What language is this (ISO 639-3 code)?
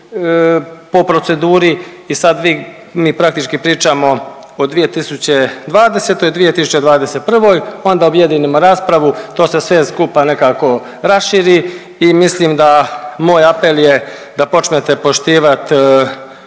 hrv